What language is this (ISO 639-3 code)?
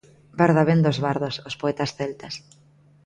glg